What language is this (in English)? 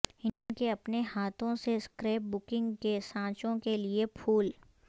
Urdu